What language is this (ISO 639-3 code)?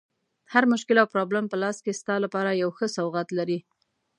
pus